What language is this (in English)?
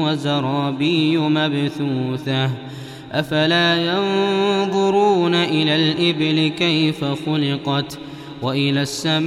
Arabic